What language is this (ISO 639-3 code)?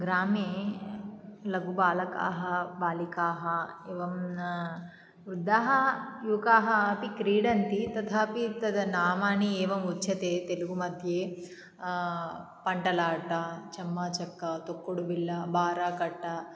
san